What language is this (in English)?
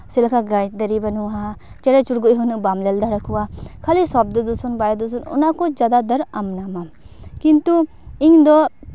Santali